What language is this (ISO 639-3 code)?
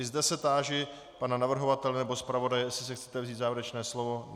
ces